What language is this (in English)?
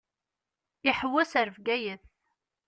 Kabyle